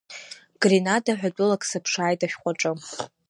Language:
Abkhazian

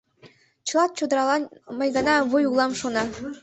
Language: Mari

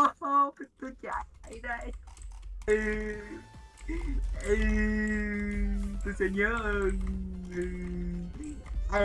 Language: Vietnamese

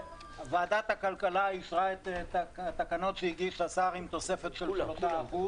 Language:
Hebrew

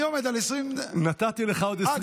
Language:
Hebrew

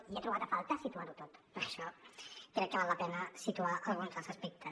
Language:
Catalan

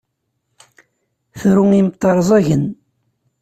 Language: Kabyle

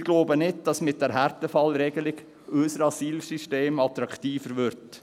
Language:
Swiss German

